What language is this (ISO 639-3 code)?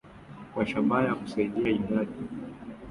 swa